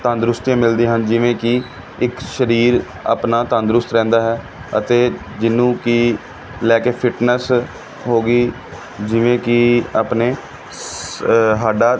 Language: Punjabi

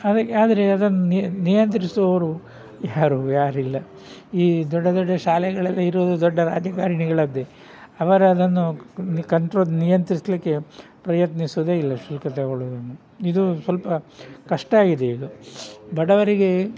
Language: Kannada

